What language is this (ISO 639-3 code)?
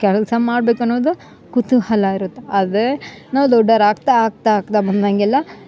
kan